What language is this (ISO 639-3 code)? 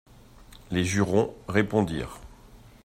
fra